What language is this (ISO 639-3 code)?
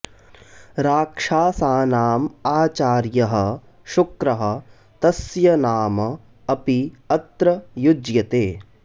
san